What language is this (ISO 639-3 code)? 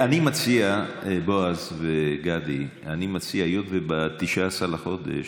heb